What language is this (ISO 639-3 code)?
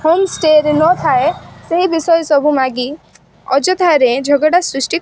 ori